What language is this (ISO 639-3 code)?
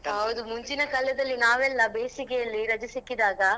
kan